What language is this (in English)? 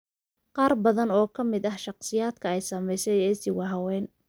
Somali